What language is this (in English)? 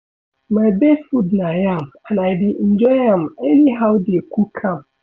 Nigerian Pidgin